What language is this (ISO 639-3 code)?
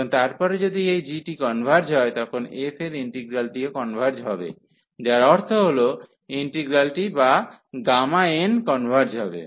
ben